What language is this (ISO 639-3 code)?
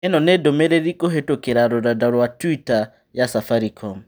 kik